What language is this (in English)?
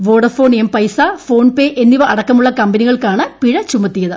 Malayalam